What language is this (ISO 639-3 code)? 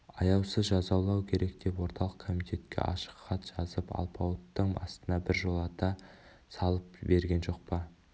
kaz